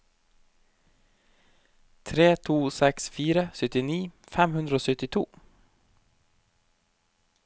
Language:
Norwegian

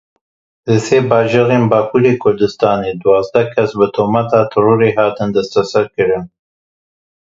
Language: Kurdish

